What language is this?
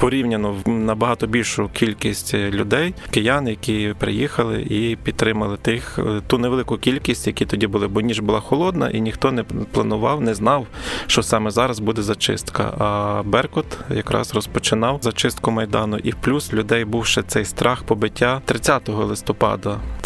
Ukrainian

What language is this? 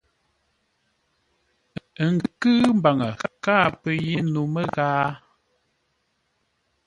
Ngombale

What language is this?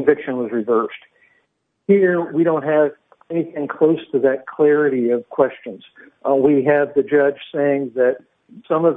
English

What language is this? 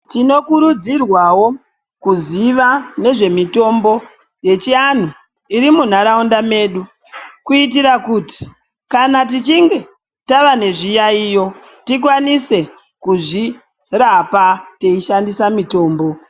Ndau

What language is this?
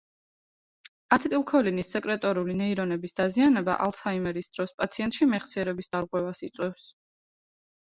Georgian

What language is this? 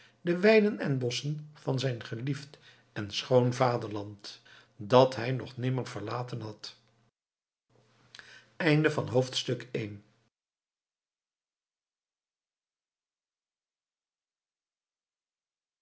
Dutch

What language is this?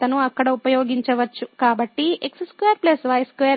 Telugu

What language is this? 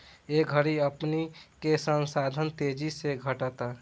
Bhojpuri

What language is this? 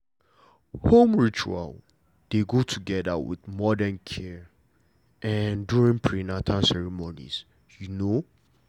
Nigerian Pidgin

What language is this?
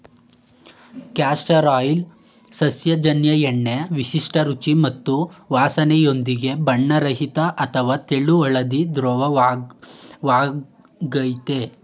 Kannada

